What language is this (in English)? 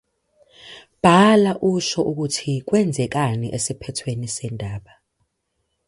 Zulu